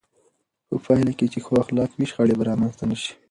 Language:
Pashto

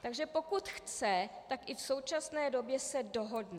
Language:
Czech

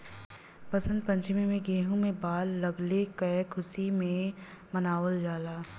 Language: Bhojpuri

